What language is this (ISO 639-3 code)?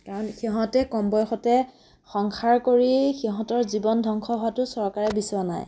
asm